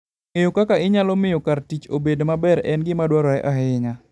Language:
Luo (Kenya and Tanzania)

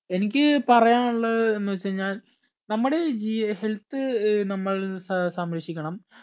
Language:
Malayalam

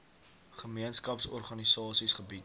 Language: Afrikaans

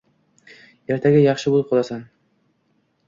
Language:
Uzbek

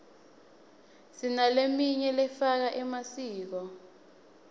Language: Swati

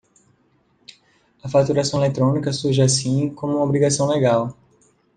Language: Portuguese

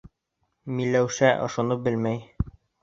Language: Bashkir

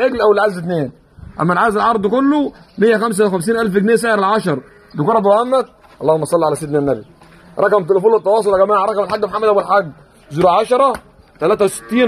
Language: Arabic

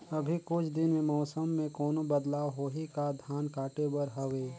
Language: Chhattisgarhi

